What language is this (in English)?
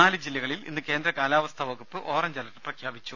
Malayalam